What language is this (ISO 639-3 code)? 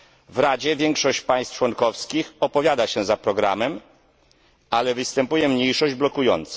pol